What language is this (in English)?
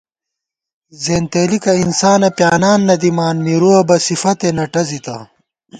Gawar-Bati